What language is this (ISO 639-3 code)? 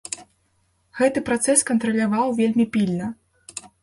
bel